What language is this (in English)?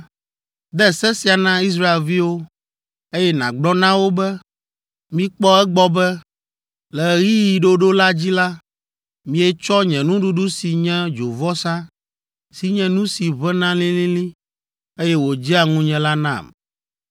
Ewe